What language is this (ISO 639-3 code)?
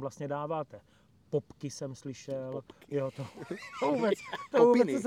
ces